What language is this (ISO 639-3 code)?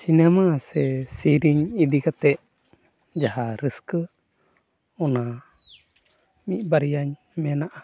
sat